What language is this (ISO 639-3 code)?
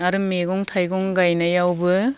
brx